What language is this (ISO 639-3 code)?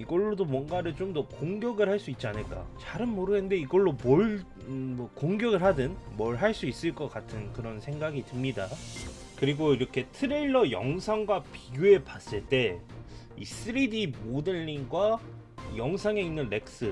kor